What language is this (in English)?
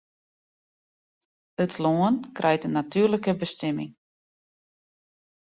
Western Frisian